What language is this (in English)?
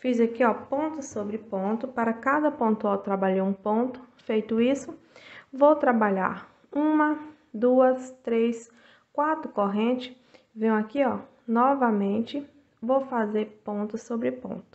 Portuguese